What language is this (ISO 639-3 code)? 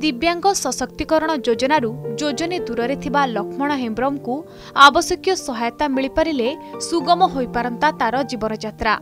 hin